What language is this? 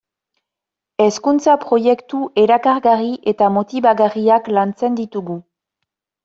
Basque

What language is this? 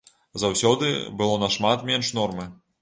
Belarusian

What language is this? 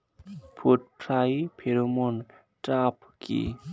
Bangla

